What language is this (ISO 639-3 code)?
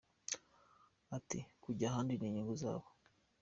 kin